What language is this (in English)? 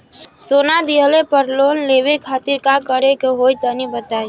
Bhojpuri